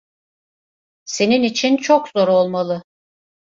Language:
Turkish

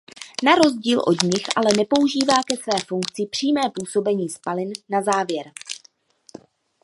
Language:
Czech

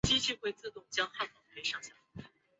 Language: Chinese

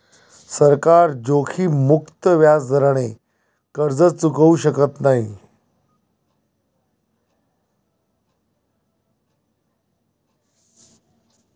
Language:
Marathi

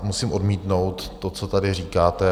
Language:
Czech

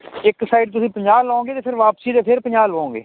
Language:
Punjabi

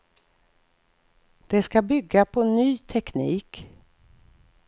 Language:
Swedish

